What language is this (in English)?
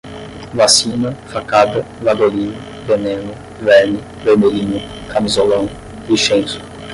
Portuguese